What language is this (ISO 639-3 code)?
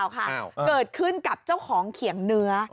tha